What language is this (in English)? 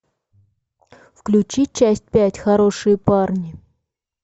Russian